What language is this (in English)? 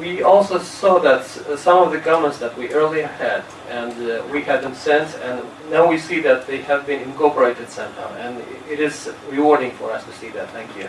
English